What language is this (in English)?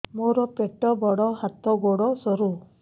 Odia